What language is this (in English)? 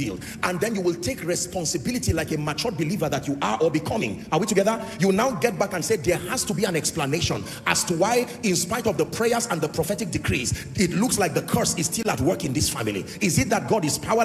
English